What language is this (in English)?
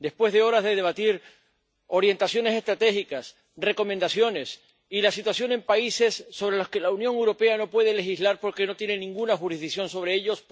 Spanish